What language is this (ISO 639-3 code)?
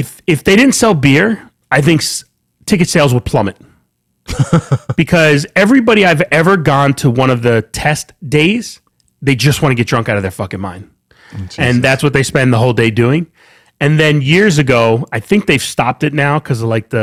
eng